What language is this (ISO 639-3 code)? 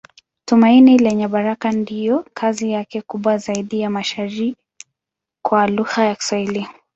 swa